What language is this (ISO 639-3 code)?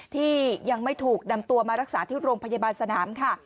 tha